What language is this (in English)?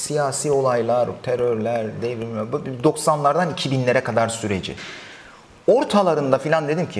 Turkish